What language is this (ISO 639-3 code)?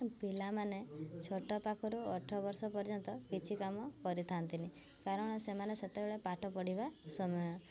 ori